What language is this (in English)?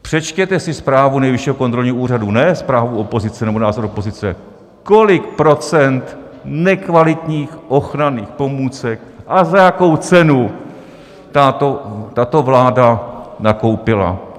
Czech